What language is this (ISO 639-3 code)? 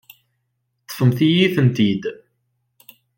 kab